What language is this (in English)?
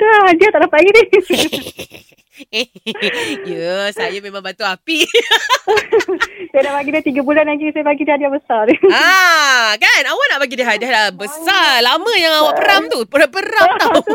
Malay